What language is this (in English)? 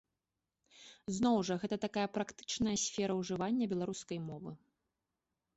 Belarusian